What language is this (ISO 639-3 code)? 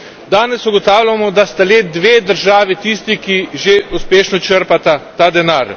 slv